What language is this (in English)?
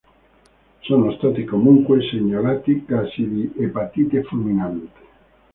Italian